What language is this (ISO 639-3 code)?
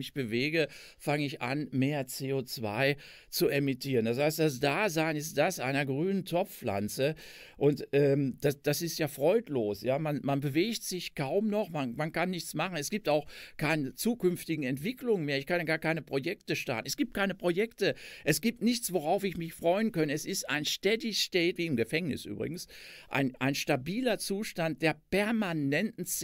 deu